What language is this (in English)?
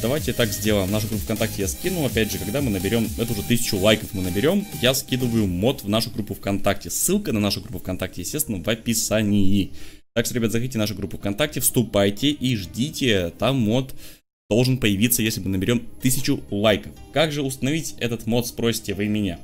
Russian